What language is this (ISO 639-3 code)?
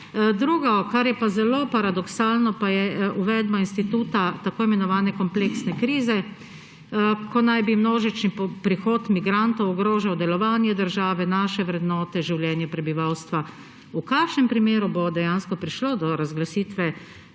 slv